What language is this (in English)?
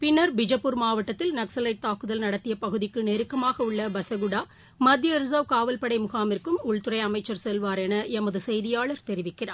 Tamil